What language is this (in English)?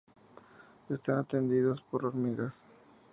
Spanish